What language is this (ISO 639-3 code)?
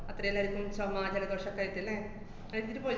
mal